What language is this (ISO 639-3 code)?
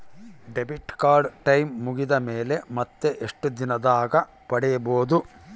kan